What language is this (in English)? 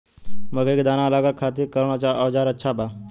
Bhojpuri